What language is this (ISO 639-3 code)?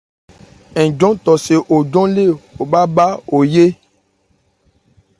ebr